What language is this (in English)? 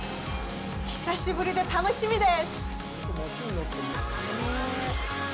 Japanese